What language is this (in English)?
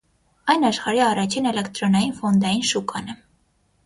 Armenian